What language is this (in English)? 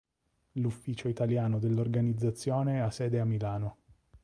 Italian